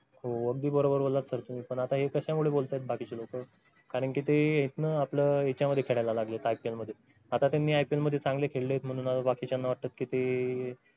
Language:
Marathi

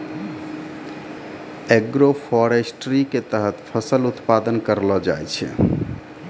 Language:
Maithili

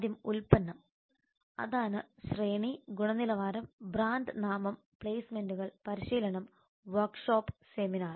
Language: Malayalam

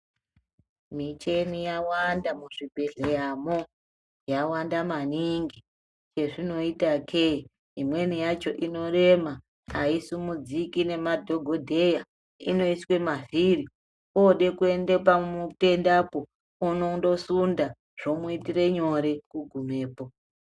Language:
Ndau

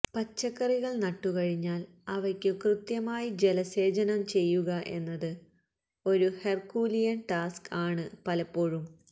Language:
Malayalam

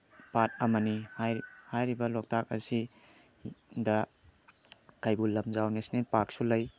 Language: Manipuri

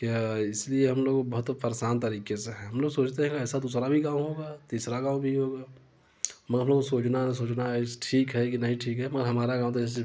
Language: Hindi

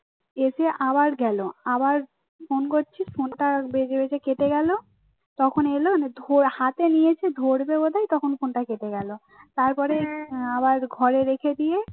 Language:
Bangla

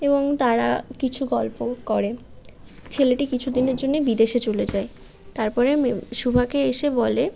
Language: Bangla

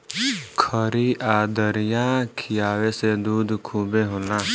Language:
Bhojpuri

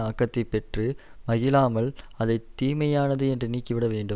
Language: Tamil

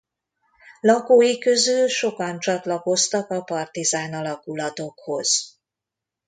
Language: Hungarian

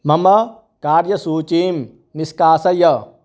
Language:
Sanskrit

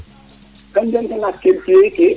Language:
Serer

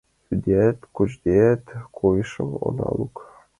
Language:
Mari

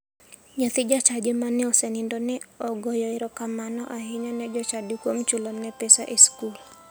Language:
Luo (Kenya and Tanzania)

